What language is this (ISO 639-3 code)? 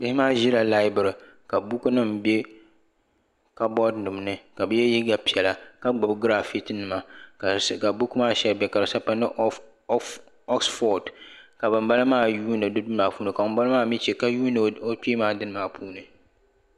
dag